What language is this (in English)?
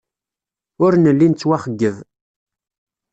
Kabyle